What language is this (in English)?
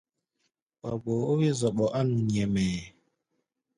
Gbaya